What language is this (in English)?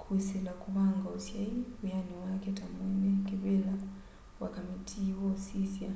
Kamba